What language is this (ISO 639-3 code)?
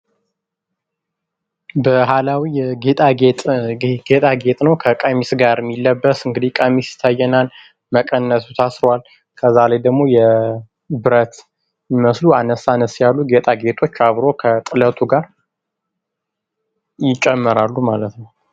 amh